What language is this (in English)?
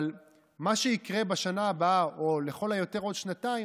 Hebrew